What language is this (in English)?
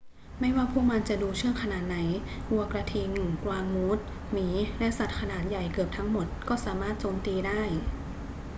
Thai